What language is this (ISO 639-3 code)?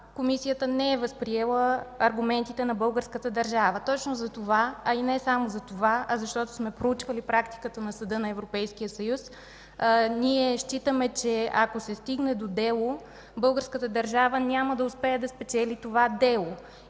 bul